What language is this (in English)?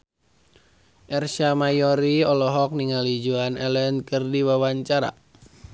Sundanese